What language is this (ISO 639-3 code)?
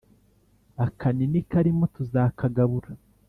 kin